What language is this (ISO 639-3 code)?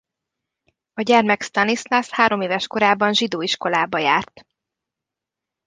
hun